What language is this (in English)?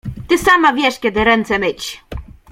Polish